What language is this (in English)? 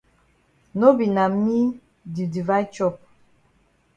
Cameroon Pidgin